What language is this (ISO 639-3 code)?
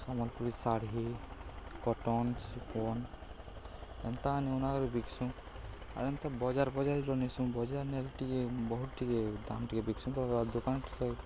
ori